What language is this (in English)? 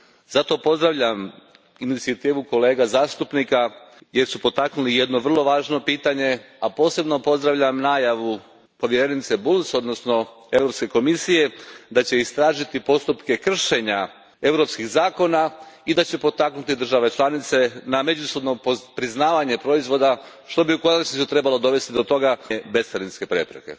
Croatian